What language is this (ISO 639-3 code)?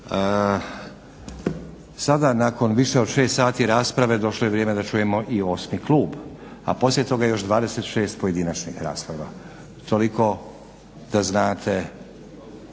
hrv